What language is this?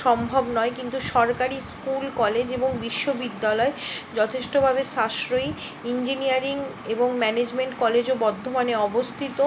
Bangla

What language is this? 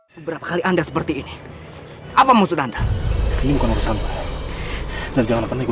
Indonesian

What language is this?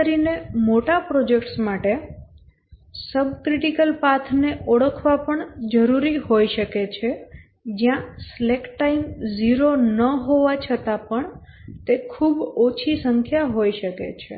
Gujarati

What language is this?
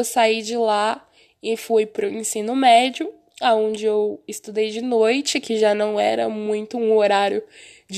Portuguese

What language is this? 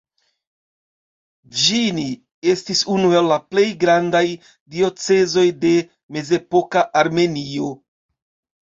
Esperanto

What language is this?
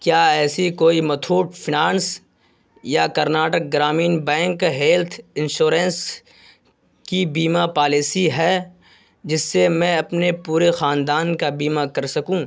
Urdu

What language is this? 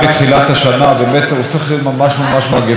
Hebrew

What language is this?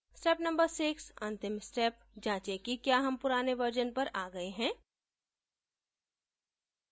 Hindi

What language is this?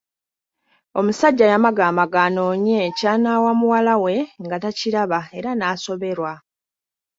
Ganda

